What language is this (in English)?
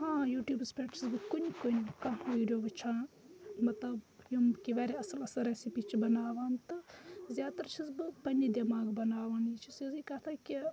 Kashmiri